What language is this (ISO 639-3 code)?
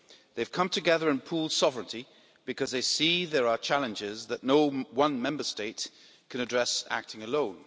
eng